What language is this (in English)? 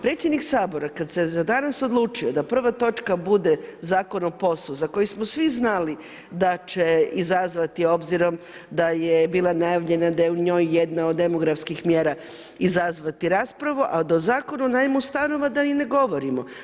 Croatian